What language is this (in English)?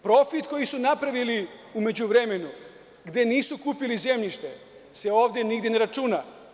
Serbian